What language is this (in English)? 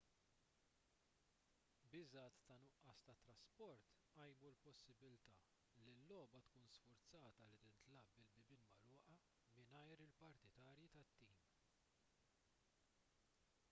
Maltese